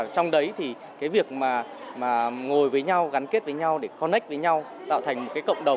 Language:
Vietnamese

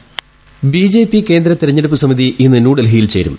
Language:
Malayalam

